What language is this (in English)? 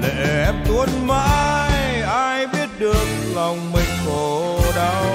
Vietnamese